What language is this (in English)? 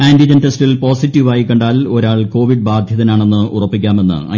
Malayalam